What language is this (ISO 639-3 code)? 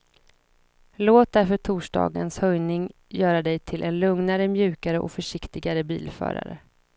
swe